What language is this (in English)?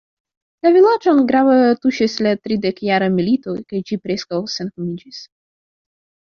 Esperanto